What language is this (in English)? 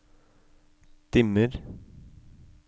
Norwegian